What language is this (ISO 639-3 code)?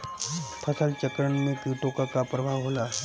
bho